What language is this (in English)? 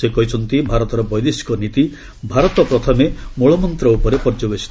Odia